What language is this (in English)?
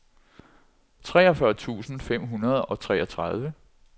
Danish